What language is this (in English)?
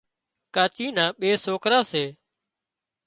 Wadiyara Koli